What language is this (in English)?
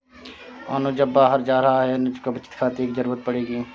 Hindi